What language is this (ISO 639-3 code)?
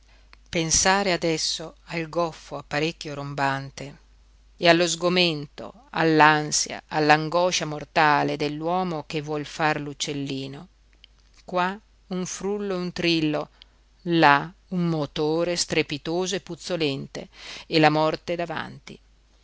ita